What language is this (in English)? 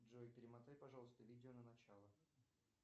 Russian